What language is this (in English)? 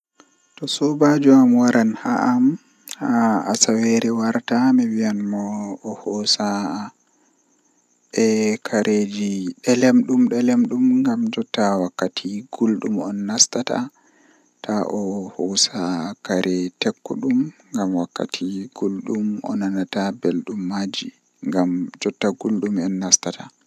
Western Niger Fulfulde